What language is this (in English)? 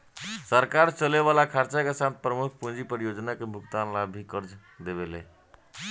Bhojpuri